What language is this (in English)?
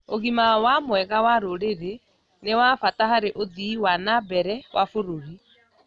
Kikuyu